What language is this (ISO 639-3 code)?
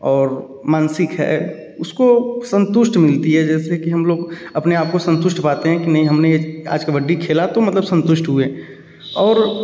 hin